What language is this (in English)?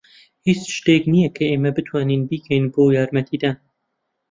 Central Kurdish